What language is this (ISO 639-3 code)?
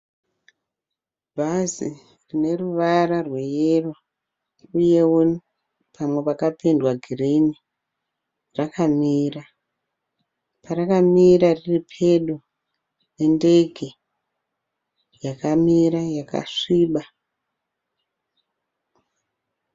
sna